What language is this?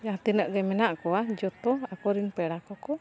Santali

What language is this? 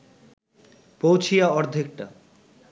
Bangla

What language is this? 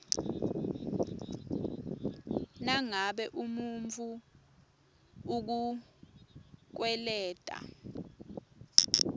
Swati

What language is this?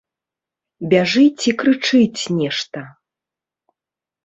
Belarusian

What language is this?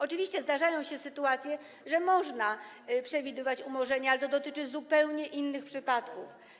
Polish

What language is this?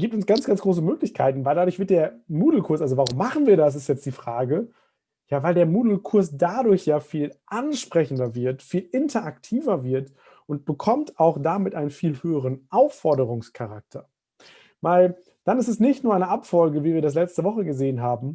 German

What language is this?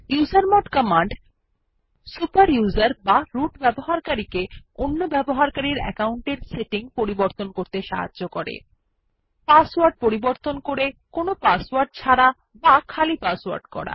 Bangla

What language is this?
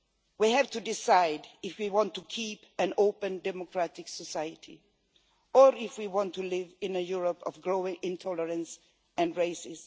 English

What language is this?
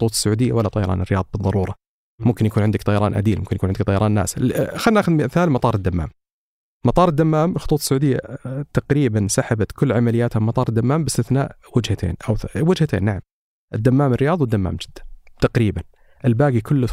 Arabic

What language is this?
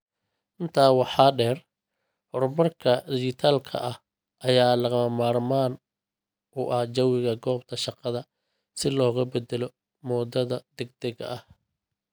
Somali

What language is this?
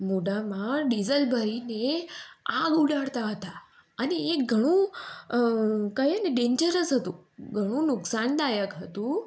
Gujarati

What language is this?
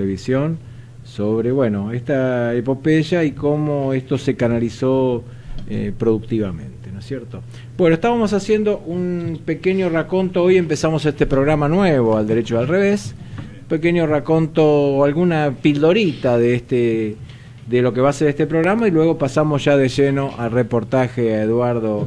Spanish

